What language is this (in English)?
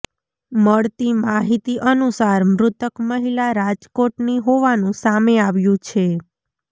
Gujarati